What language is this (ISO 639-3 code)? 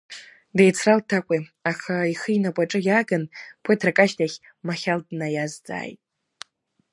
abk